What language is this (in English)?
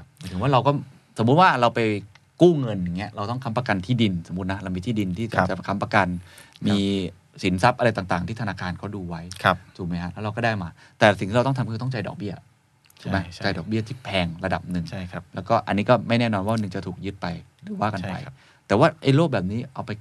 Thai